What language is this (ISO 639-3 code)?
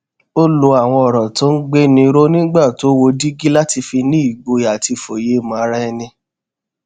yor